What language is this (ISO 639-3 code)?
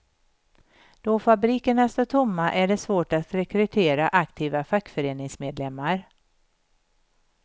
swe